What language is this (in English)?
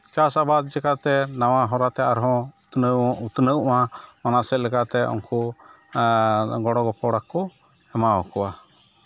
Santali